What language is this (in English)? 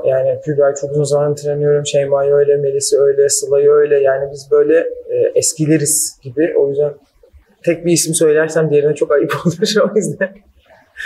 Turkish